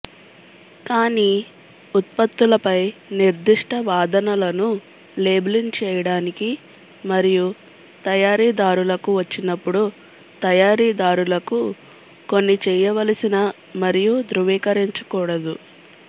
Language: Telugu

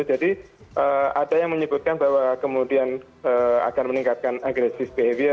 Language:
Indonesian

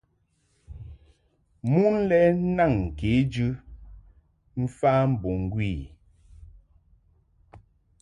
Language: Mungaka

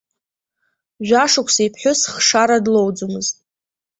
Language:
Abkhazian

